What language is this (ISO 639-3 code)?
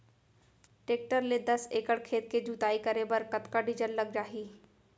hne